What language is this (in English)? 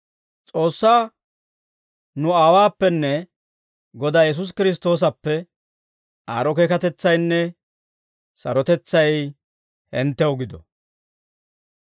Dawro